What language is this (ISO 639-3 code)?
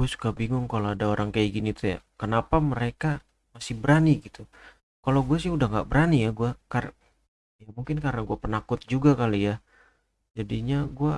ind